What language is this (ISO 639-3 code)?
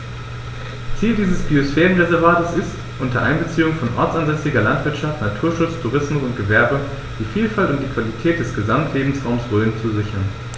deu